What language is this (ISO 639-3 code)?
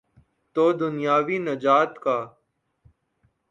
urd